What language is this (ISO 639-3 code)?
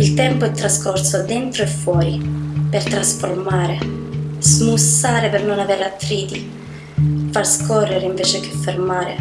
ita